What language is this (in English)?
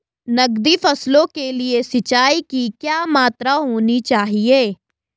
Hindi